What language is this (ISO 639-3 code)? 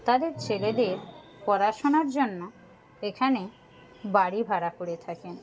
ben